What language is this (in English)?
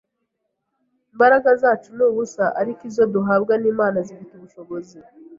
Kinyarwanda